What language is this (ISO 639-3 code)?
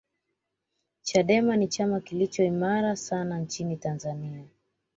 swa